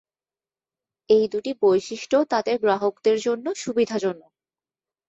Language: Bangla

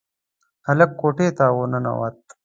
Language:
Pashto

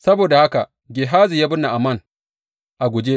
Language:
Hausa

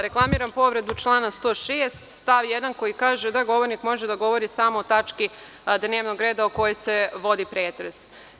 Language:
Serbian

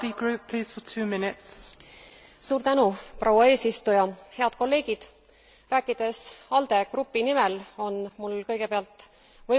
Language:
Estonian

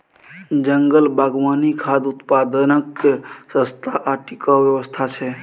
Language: Maithili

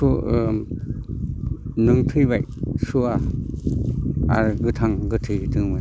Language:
Bodo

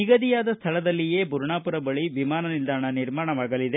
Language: Kannada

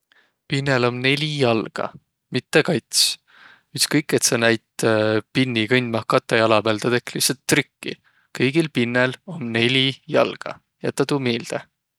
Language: Võro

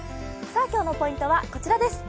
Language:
Japanese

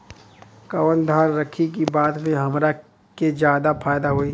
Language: Bhojpuri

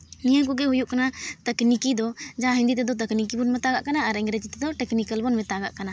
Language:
Santali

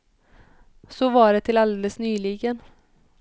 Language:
Swedish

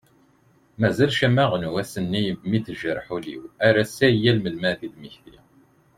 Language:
Kabyle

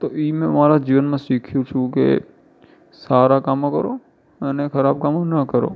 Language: Gujarati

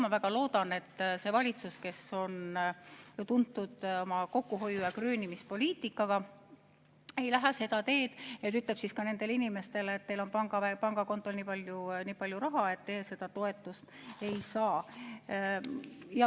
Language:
Estonian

